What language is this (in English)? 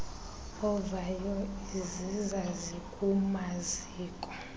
Xhosa